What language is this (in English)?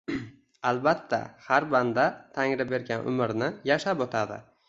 Uzbek